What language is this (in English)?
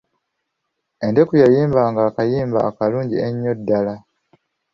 Ganda